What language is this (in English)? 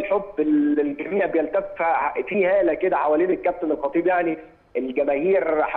Arabic